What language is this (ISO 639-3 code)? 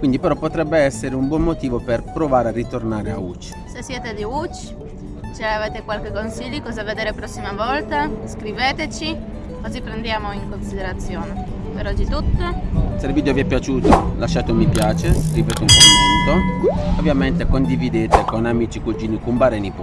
ita